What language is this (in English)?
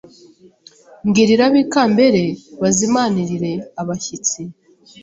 Kinyarwanda